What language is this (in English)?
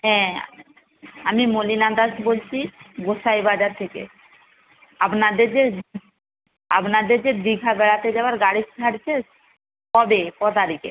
Bangla